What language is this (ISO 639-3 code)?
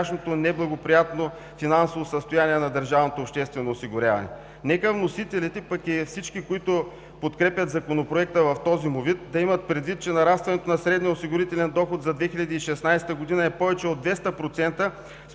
bul